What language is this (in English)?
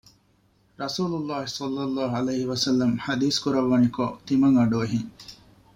Divehi